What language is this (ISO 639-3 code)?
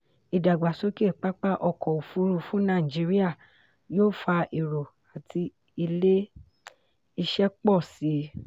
yor